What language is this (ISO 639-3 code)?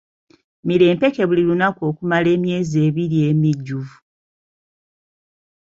lug